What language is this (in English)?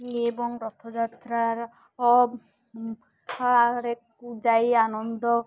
Odia